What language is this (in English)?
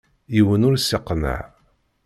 Kabyle